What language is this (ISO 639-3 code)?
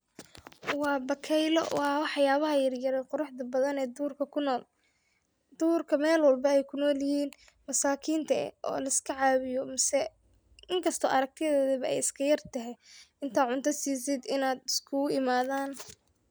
som